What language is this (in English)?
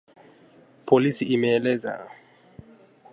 Swahili